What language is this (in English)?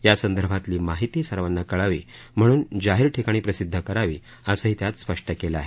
Marathi